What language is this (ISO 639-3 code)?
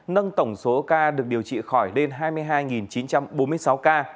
vie